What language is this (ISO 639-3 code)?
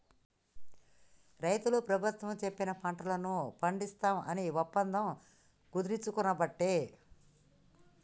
tel